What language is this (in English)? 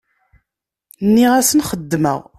Kabyle